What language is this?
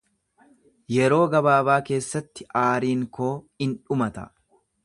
Oromo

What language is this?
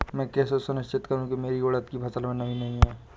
Hindi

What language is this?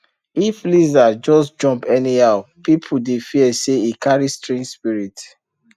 Nigerian Pidgin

